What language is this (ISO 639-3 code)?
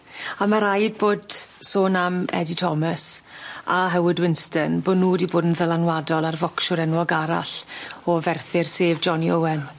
cym